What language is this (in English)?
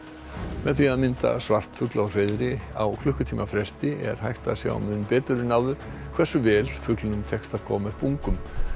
Icelandic